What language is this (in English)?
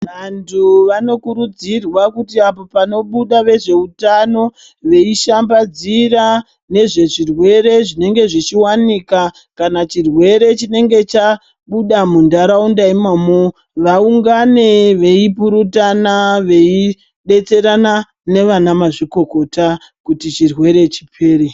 Ndau